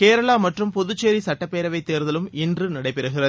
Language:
Tamil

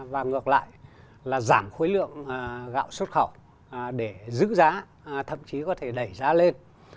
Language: Vietnamese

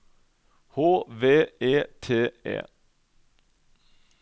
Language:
Norwegian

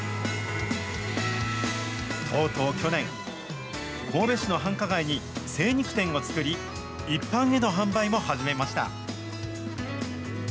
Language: Japanese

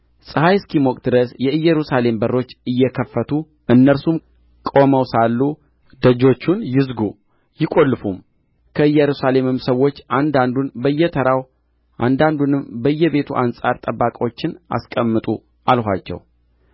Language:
Amharic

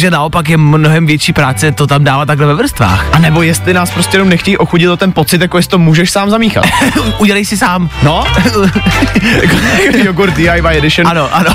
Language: Czech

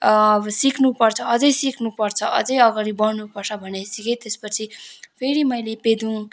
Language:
Nepali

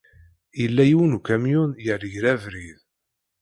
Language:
Kabyle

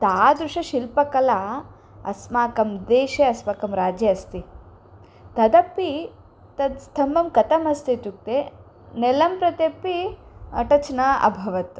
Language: Sanskrit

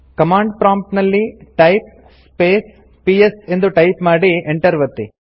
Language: Kannada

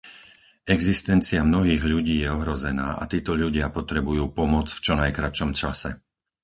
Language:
Slovak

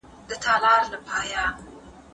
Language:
Pashto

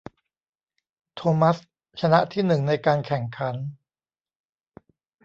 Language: Thai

